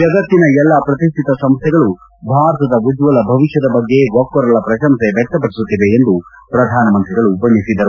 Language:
Kannada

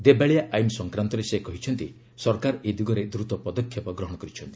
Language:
Odia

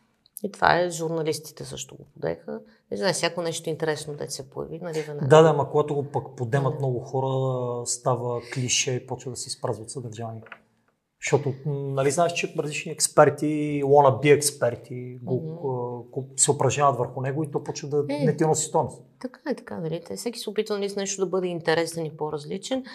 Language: Bulgarian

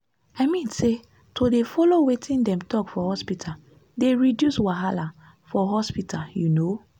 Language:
Nigerian Pidgin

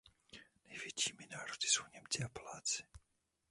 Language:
Czech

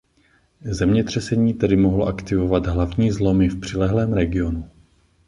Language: Czech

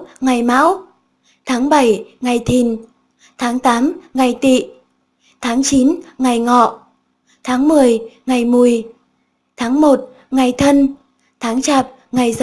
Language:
Vietnamese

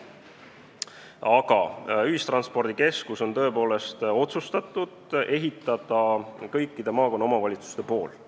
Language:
Estonian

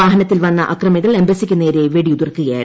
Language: Malayalam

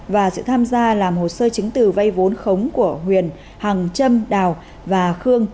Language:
Vietnamese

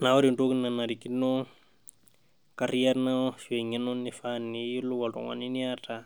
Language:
Masai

